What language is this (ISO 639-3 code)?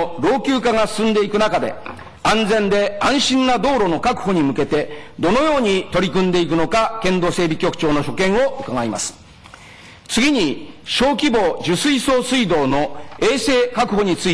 jpn